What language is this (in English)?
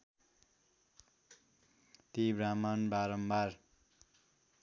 Nepali